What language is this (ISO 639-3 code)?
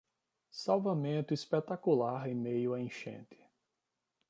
por